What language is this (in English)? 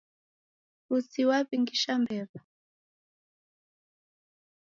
Taita